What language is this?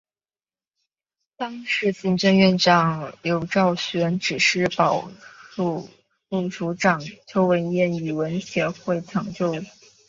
Chinese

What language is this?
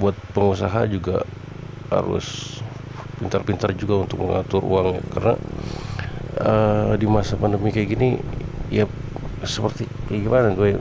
Indonesian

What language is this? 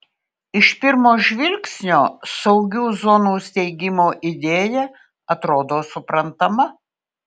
Lithuanian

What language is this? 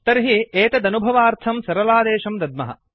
Sanskrit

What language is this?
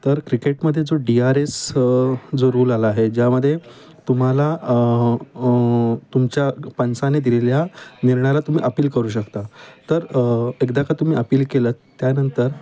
Marathi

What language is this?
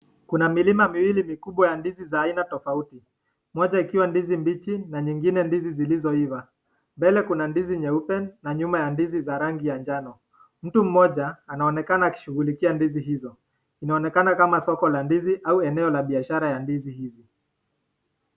Swahili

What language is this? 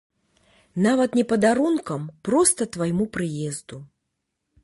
Belarusian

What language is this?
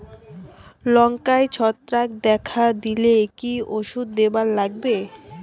Bangla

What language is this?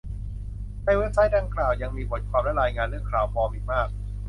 Thai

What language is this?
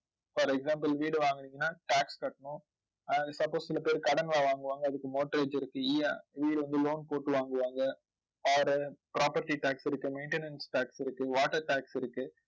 Tamil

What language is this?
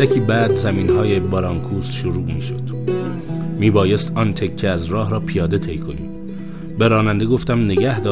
Persian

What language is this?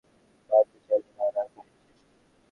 Bangla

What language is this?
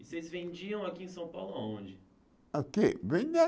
Portuguese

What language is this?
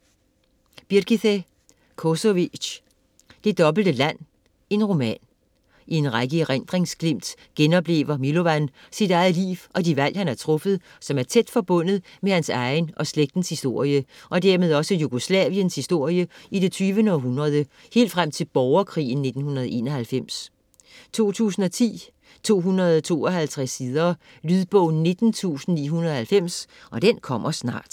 Danish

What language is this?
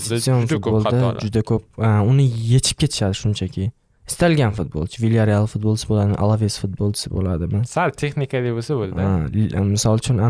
Turkish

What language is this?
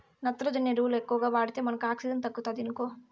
Telugu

